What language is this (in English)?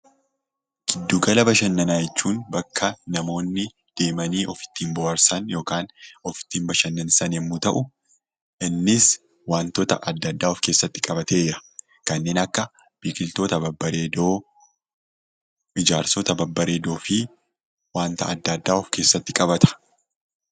Oromo